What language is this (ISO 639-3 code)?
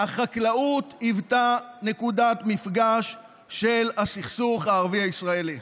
heb